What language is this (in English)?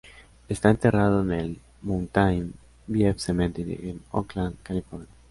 Spanish